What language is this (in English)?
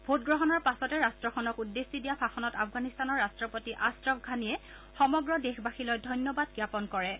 Assamese